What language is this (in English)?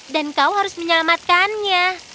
Indonesian